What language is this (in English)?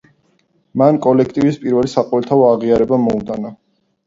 Georgian